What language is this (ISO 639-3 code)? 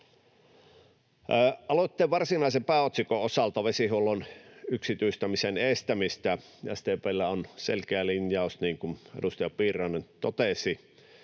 fin